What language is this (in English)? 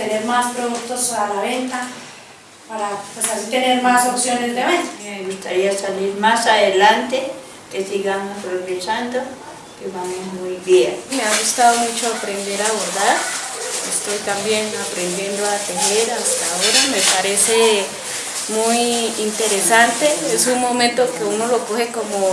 Spanish